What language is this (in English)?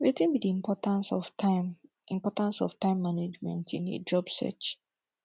Nigerian Pidgin